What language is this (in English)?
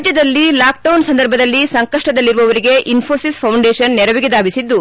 Kannada